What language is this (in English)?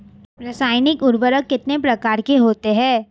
Hindi